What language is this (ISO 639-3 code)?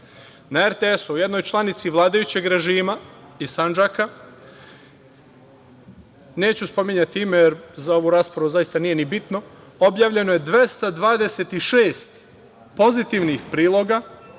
srp